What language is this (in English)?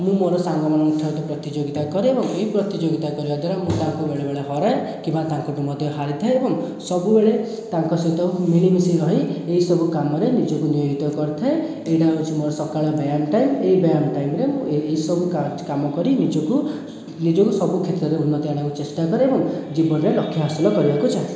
Odia